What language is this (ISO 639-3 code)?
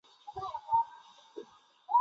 zho